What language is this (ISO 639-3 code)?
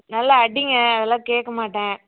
tam